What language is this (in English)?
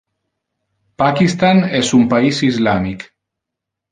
Interlingua